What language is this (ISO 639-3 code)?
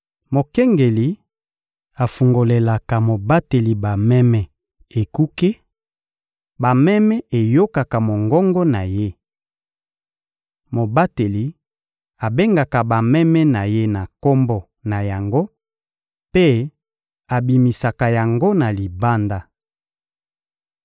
lin